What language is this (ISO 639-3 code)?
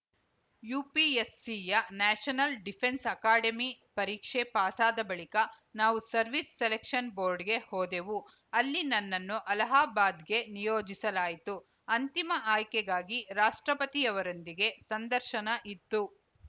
kan